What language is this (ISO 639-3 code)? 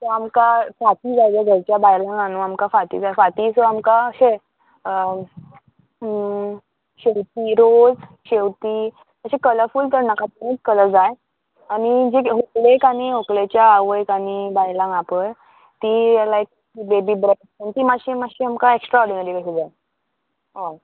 kok